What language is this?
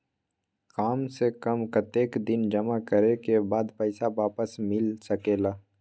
Magahi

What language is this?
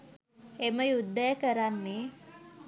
Sinhala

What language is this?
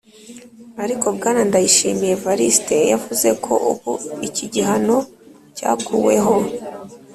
Kinyarwanda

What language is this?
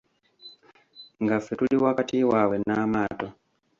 Ganda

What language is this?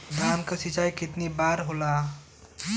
Bhojpuri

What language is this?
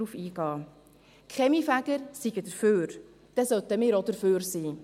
Swiss German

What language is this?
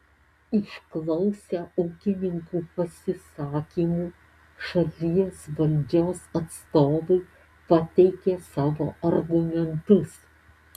Lithuanian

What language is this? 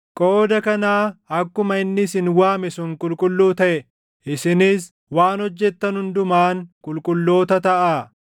Oromo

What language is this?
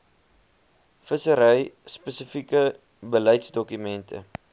Afrikaans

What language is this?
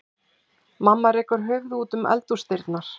Icelandic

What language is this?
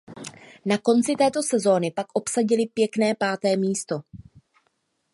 Czech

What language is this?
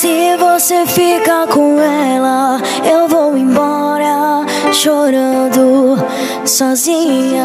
Portuguese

